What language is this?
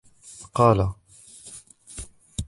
Arabic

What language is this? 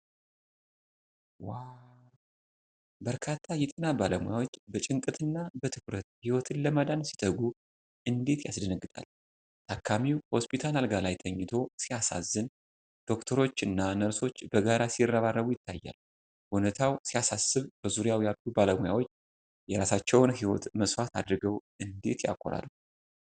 Amharic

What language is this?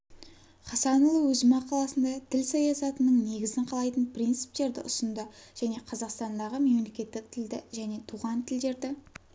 Kazakh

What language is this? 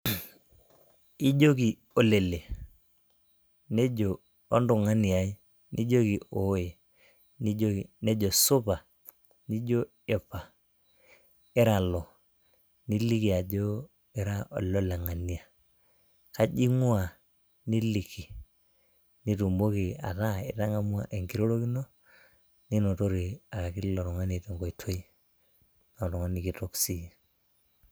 Masai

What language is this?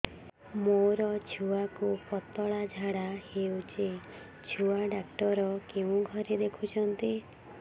Odia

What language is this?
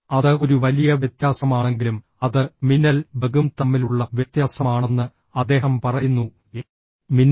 Malayalam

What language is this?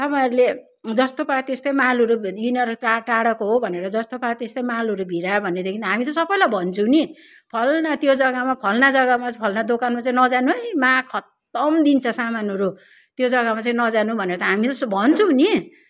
Nepali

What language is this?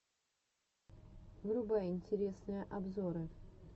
Russian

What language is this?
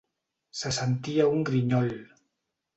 Catalan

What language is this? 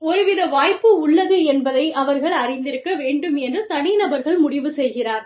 Tamil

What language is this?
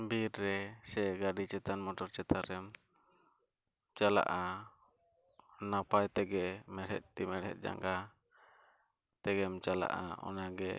Santali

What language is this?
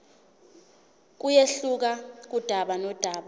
Zulu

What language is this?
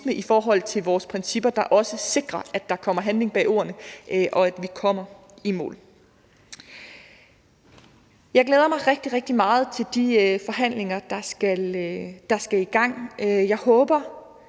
Danish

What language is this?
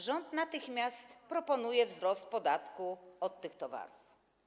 Polish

